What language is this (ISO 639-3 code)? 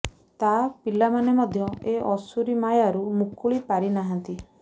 ori